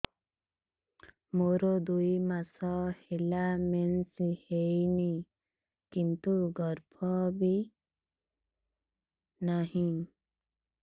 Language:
Odia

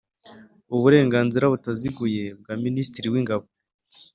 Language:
Kinyarwanda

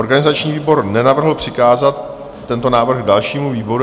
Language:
Czech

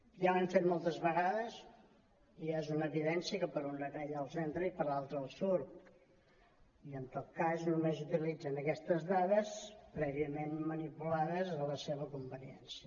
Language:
Catalan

